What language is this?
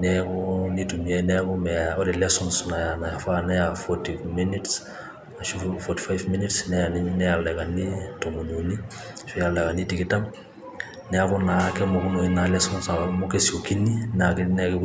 Masai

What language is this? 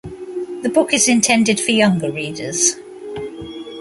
English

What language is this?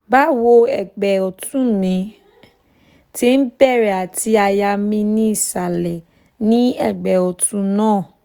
Yoruba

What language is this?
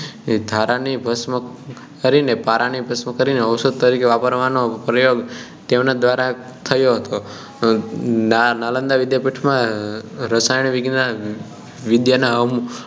Gujarati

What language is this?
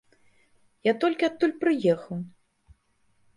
Belarusian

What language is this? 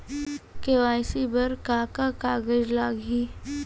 Chhattisgarhi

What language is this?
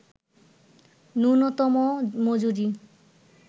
Bangla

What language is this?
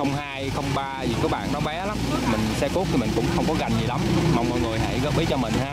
Vietnamese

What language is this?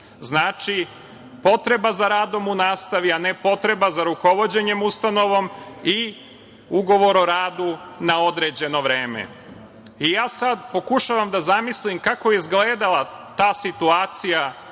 Serbian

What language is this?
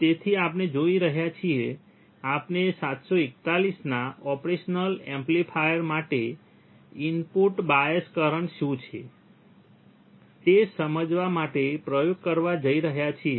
Gujarati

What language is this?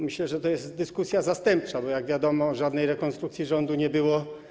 Polish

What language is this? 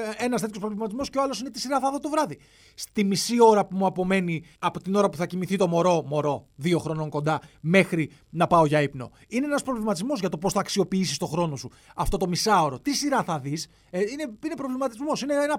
Greek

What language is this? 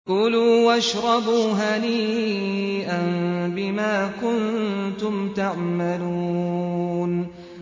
Arabic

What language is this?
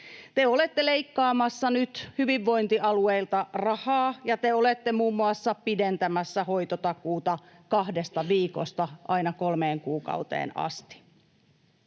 Finnish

